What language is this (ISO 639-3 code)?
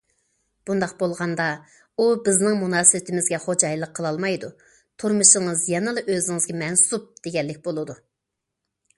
uig